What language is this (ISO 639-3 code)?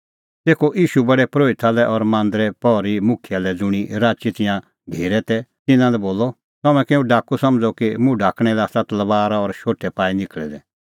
kfx